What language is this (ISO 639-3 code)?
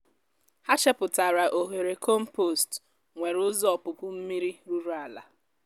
ibo